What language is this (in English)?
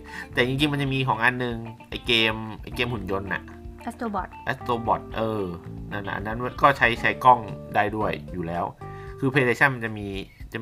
Thai